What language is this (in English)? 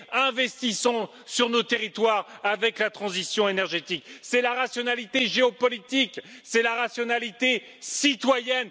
French